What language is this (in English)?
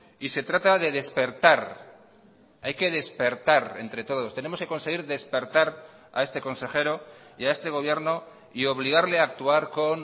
Spanish